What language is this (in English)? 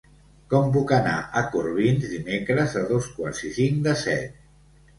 Catalan